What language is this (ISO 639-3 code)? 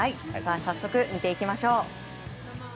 jpn